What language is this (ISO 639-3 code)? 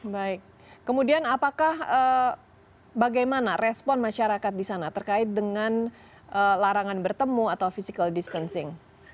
ind